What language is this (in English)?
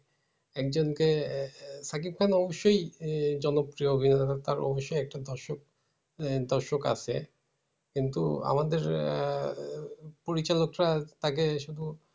Bangla